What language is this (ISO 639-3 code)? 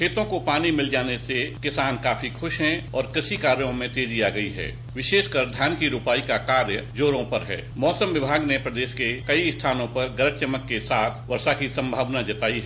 hin